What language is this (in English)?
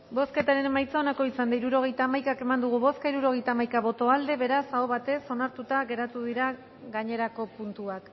Basque